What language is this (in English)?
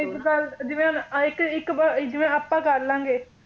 Punjabi